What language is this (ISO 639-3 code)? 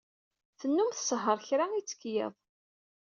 kab